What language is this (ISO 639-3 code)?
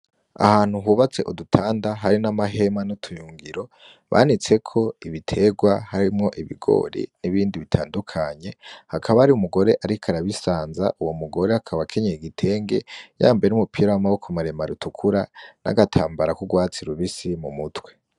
run